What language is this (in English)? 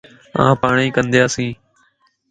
Lasi